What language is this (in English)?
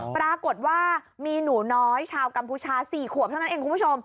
Thai